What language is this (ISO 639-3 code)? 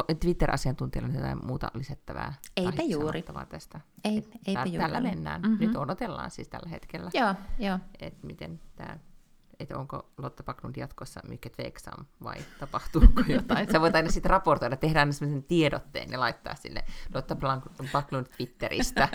fin